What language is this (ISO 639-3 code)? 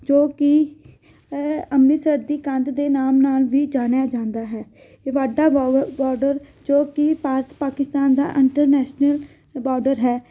pan